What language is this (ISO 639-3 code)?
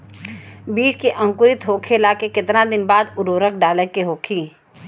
bho